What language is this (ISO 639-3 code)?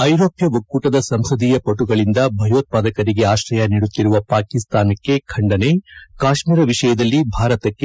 kan